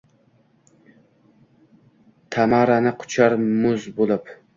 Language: Uzbek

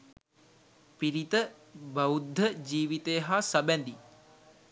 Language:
Sinhala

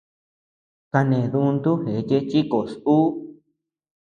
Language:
Tepeuxila Cuicatec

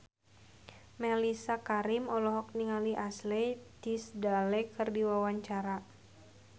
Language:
Sundanese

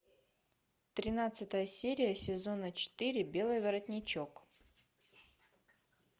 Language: Russian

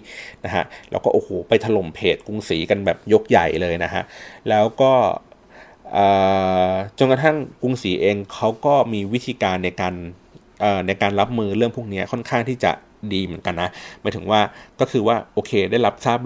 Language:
Thai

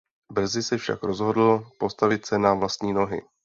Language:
Czech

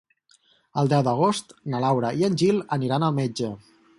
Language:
Catalan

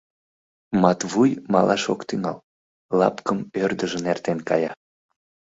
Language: Mari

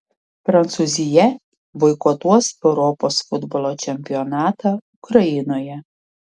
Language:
Lithuanian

